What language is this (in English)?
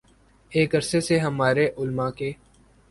Urdu